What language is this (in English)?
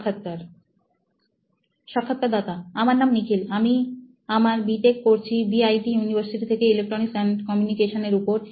Bangla